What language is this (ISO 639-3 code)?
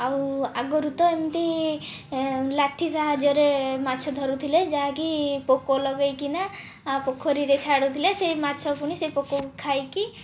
ori